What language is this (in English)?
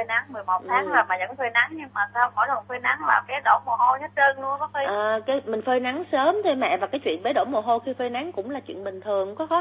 Vietnamese